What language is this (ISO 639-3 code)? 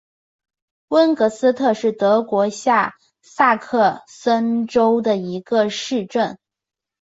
zho